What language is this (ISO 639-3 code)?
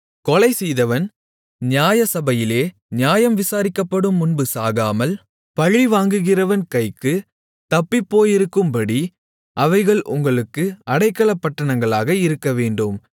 tam